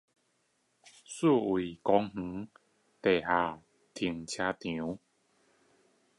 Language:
Chinese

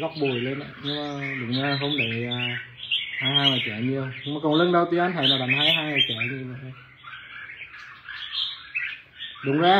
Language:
Vietnamese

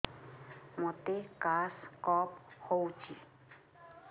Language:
Odia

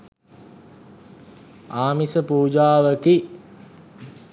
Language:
Sinhala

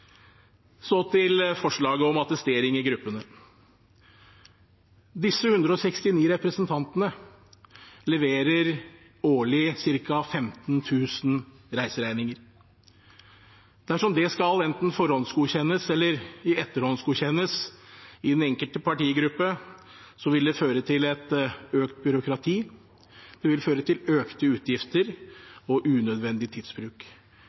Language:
Norwegian Bokmål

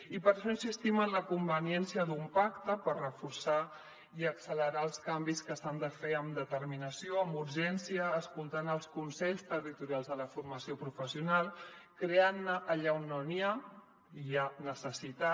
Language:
Catalan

